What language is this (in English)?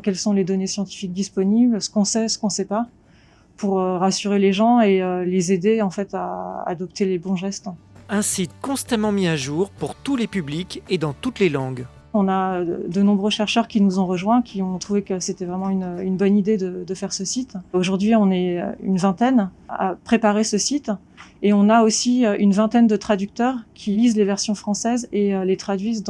French